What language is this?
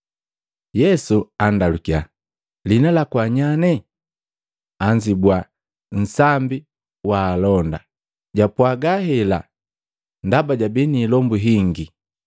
Matengo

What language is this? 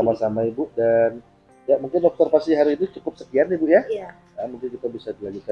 Indonesian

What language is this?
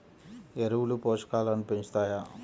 Telugu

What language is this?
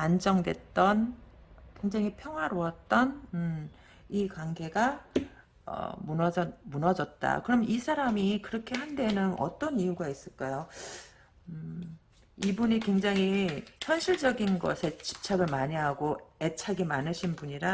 Korean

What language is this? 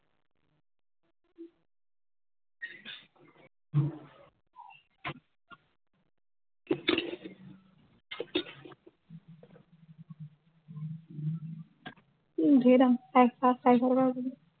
Assamese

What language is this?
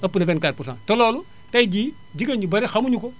Wolof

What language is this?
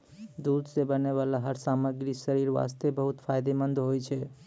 Maithili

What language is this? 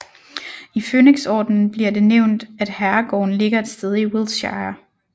Danish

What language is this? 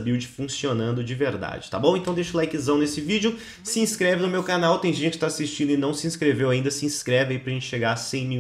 Portuguese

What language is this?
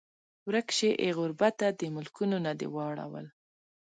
Pashto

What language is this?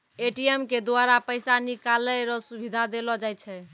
Maithili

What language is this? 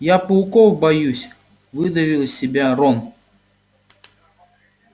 Russian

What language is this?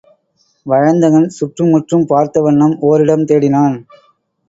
Tamil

